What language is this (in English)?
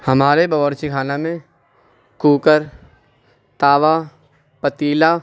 Urdu